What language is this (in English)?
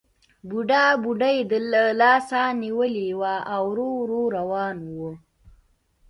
Pashto